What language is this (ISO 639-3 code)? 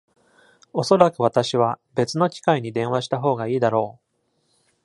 jpn